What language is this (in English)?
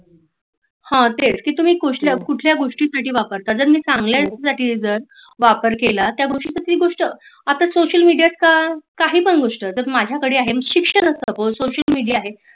Marathi